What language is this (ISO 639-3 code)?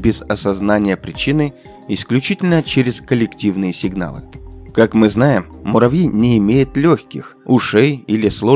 rus